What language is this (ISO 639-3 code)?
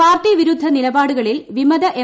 mal